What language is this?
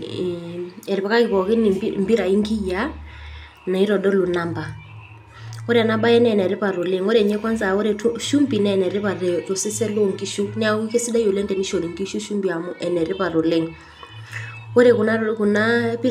Masai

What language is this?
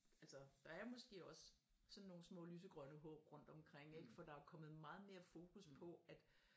Danish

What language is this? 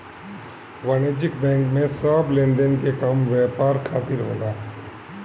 Bhojpuri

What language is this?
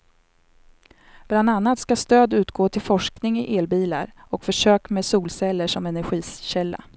Swedish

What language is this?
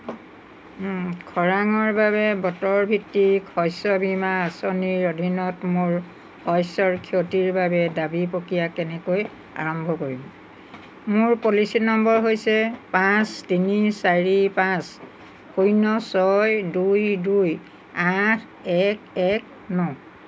Assamese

